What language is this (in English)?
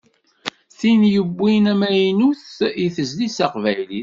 Kabyle